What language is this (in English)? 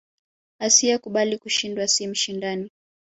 Swahili